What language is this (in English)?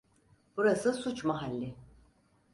Turkish